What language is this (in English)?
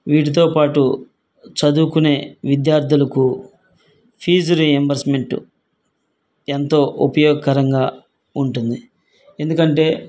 Telugu